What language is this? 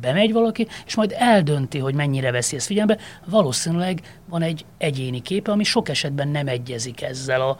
Hungarian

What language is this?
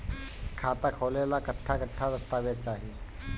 Bhojpuri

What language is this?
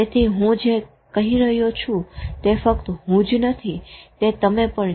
Gujarati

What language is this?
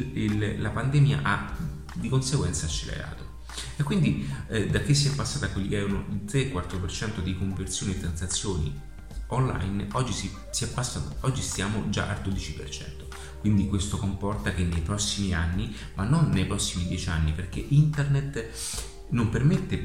Italian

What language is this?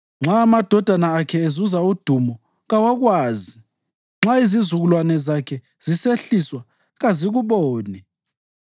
North Ndebele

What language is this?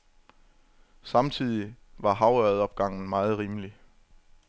Danish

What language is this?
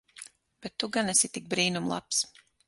Latvian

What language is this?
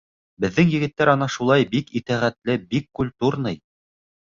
Bashkir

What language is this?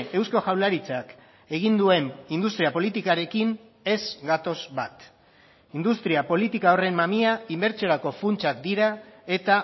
Basque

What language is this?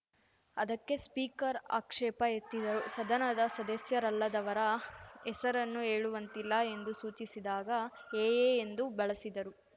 Kannada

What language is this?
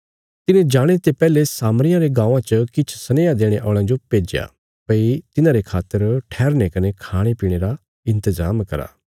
Bilaspuri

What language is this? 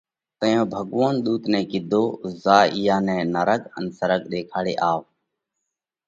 Parkari Koli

